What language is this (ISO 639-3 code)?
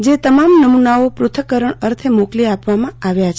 guj